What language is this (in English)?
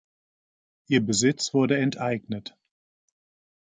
German